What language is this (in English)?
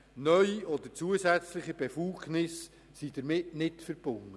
Swiss German